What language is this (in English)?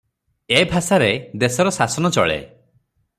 Odia